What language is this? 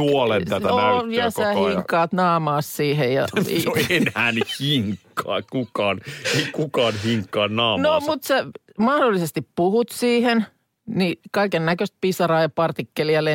Finnish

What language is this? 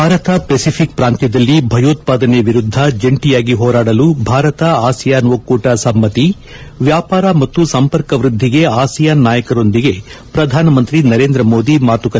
Kannada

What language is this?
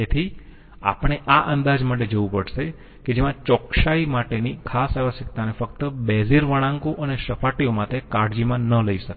Gujarati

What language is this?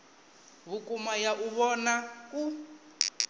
Venda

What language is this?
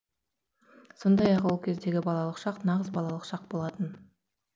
Kazakh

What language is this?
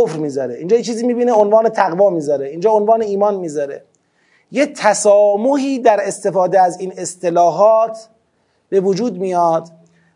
Persian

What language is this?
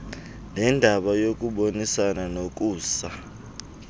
Xhosa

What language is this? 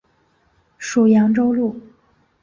Chinese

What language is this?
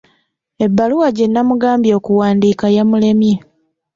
Ganda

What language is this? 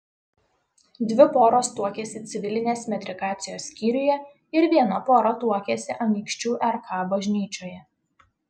Lithuanian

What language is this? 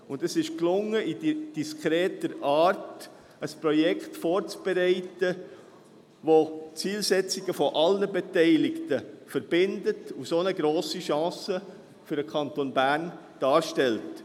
Swiss German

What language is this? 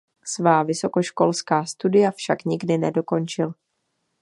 Czech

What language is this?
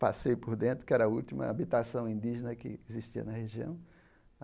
Portuguese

